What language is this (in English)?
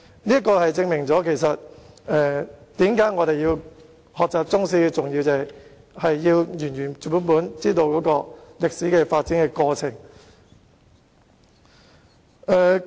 Cantonese